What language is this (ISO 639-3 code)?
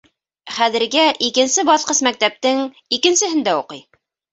bak